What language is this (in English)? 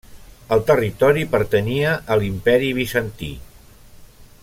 Catalan